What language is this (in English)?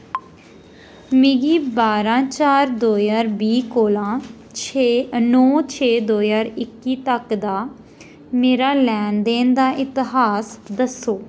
Dogri